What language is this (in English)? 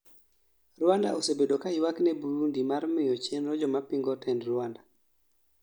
Luo (Kenya and Tanzania)